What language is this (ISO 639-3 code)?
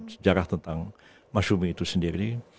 ind